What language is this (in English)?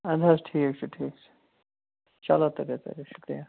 Kashmiri